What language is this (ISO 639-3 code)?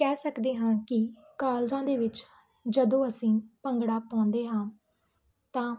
pan